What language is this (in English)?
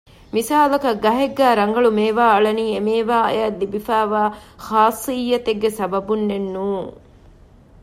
Divehi